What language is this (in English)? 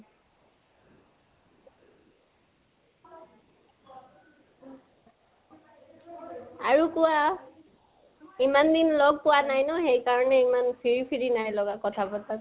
Assamese